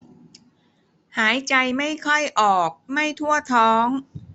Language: Thai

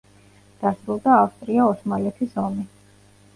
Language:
Georgian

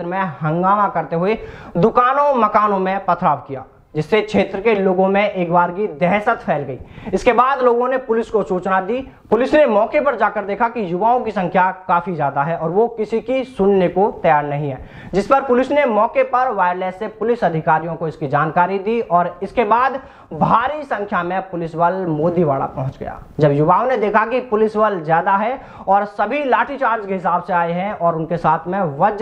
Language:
Hindi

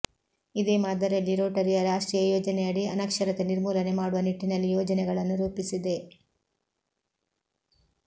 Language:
Kannada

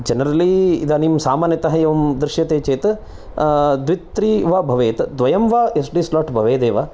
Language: Sanskrit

